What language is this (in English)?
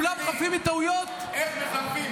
Hebrew